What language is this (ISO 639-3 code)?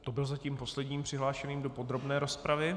ces